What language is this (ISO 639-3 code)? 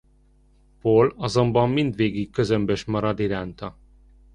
hun